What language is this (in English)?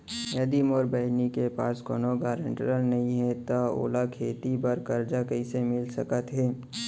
Chhattisgarhi